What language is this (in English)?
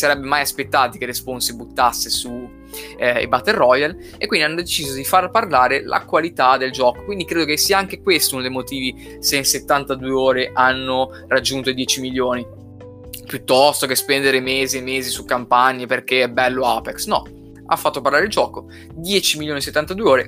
Italian